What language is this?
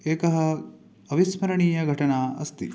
Sanskrit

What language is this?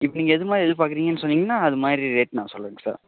Tamil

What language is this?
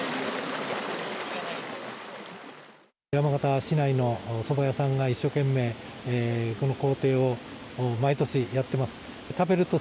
Japanese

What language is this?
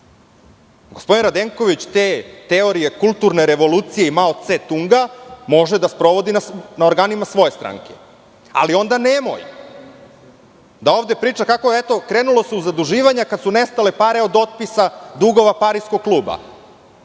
Serbian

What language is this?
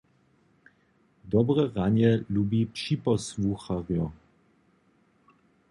Upper Sorbian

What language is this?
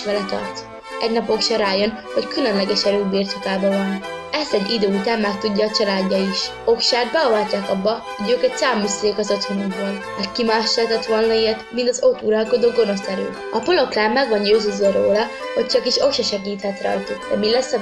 Hungarian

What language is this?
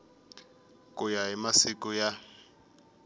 Tsonga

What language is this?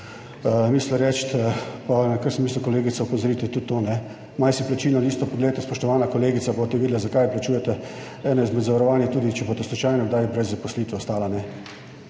Slovenian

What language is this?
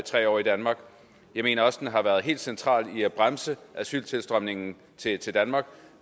Danish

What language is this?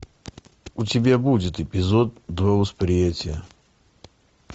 Russian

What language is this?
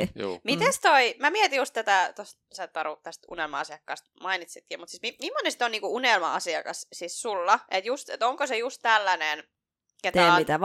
Finnish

